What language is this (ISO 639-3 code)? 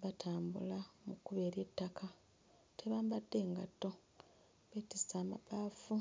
lug